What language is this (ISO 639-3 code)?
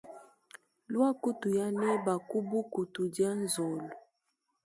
lua